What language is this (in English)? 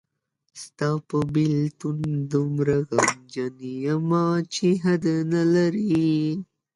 Pashto